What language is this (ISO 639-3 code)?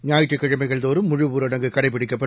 tam